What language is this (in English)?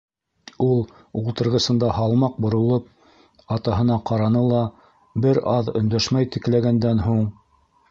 Bashkir